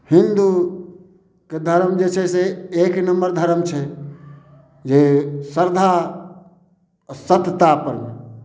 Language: Maithili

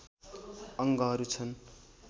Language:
Nepali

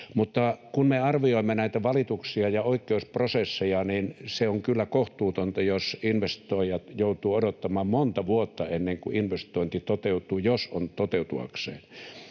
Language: Finnish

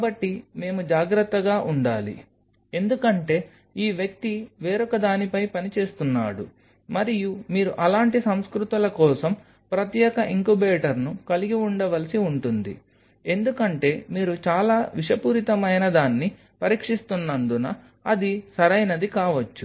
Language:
Telugu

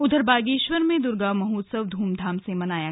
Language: Hindi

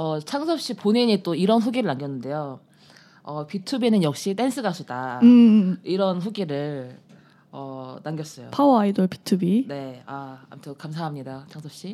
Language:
Korean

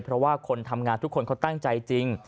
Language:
Thai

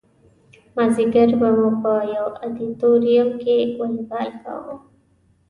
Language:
Pashto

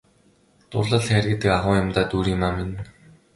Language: Mongolian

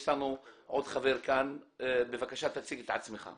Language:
Hebrew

